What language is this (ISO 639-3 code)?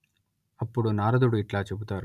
tel